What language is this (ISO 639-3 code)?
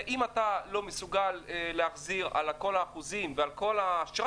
heb